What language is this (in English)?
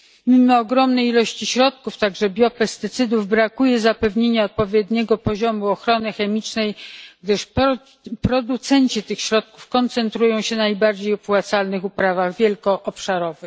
Polish